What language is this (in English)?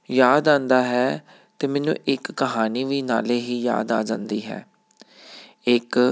Punjabi